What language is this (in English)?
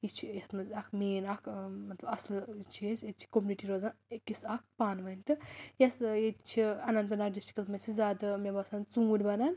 Kashmiri